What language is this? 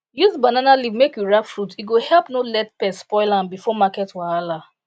Nigerian Pidgin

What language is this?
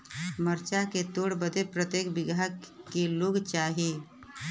Bhojpuri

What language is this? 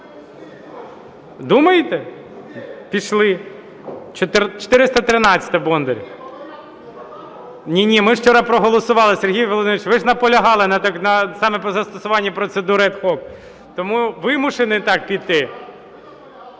Ukrainian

